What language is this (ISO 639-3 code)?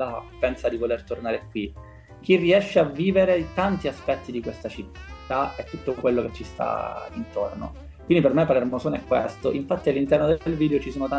ita